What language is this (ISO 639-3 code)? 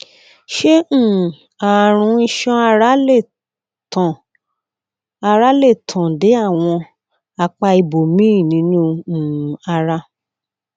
yor